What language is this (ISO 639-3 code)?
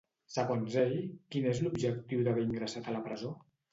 cat